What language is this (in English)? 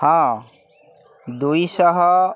Odia